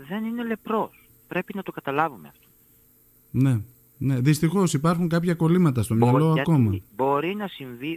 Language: Greek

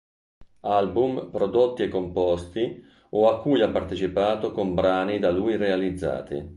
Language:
Italian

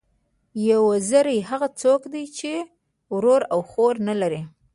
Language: Pashto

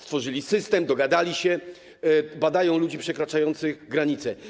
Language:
Polish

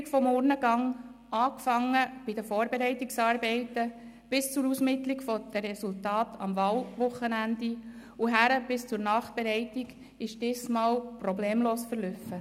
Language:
Swiss German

